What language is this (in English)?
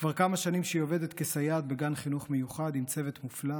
Hebrew